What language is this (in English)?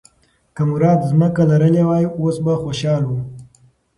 Pashto